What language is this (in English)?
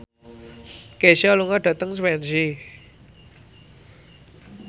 Javanese